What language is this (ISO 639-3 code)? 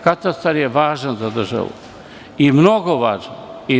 srp